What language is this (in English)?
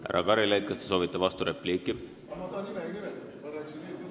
Estonian